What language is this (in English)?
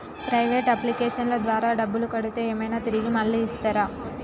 Telugu